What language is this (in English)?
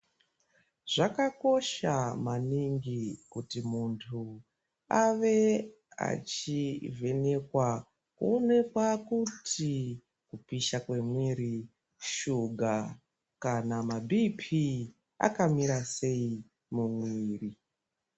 Ndau